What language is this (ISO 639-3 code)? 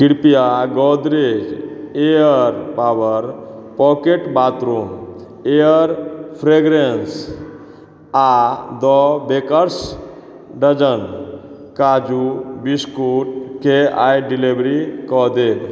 mai